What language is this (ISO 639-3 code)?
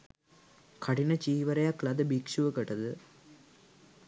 sin